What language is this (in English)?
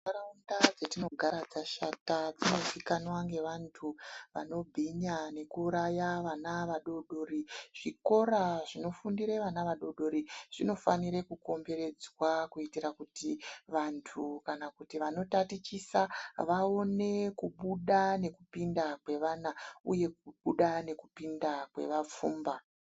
Ndau